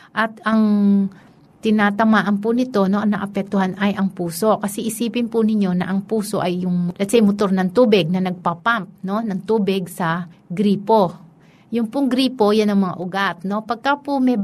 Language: Filipino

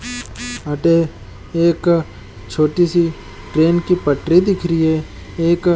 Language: Marwari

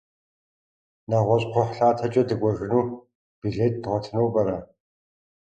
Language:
Kabardian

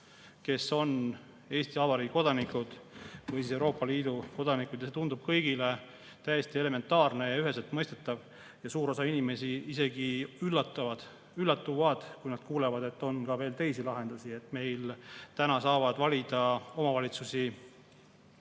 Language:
Estonian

